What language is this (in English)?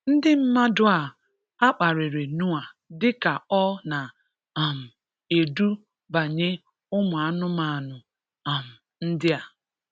Igbo